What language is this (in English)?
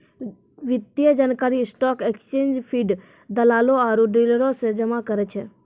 Maithili